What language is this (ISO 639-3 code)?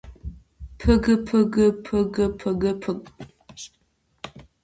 kat